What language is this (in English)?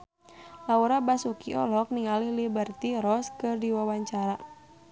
Sundanese